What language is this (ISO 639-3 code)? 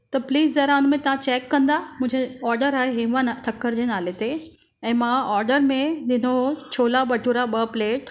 snd